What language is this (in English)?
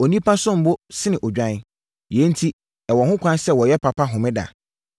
Akan